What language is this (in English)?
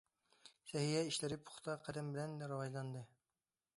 Uyghur